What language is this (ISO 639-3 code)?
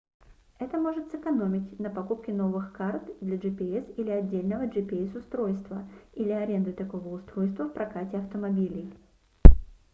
rus